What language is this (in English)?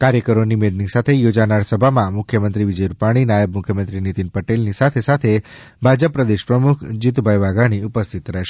Gujarati